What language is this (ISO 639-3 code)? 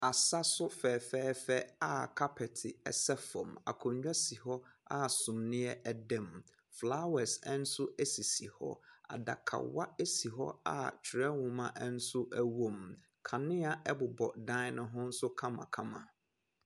aka